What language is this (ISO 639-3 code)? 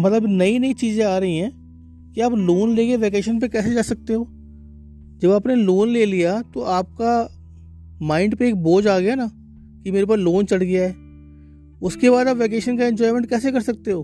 hin